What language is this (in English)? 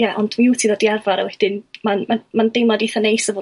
Welsh